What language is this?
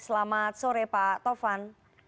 Indonesian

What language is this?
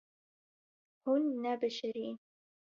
Kurdish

